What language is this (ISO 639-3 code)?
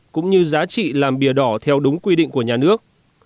vie